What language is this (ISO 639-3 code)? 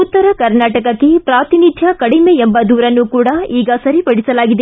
kan